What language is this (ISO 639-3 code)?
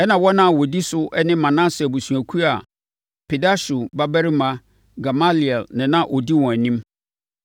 aka